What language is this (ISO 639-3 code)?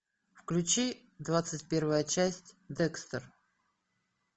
rus